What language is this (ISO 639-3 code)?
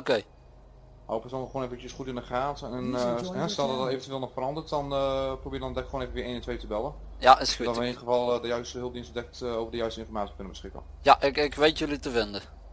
nld